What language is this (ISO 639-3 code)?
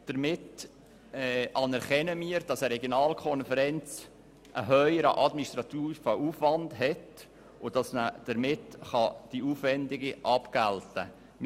gsw